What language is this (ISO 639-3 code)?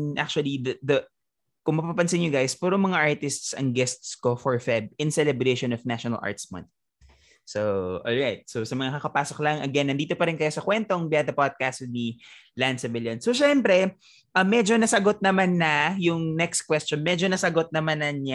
fil